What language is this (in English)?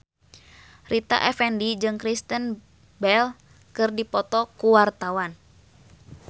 Sundanese